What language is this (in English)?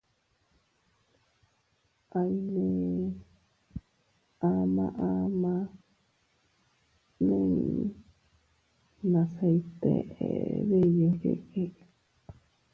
Teutila Cuicatec